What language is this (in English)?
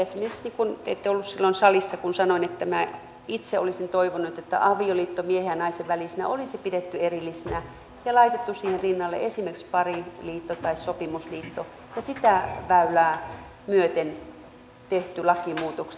Finnish